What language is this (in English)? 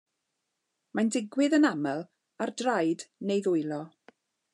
Welsh